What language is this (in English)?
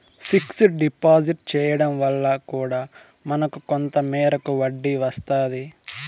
Telugu